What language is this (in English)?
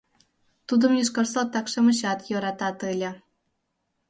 Mari